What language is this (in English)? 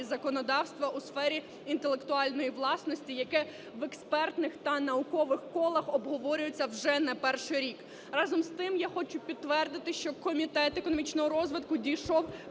Ukrainian